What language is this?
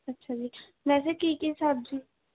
Punjabi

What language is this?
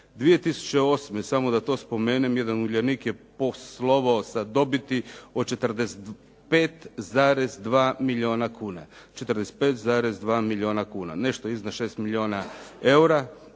Croatian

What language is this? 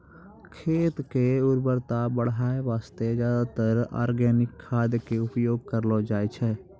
Maithili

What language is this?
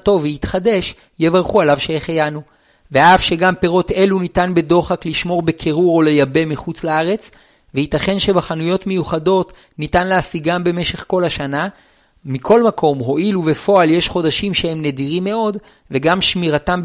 Hebrew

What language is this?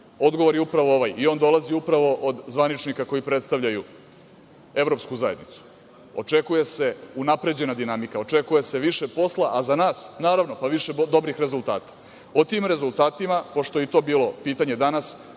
Serbian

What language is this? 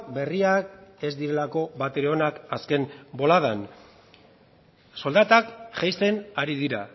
Basque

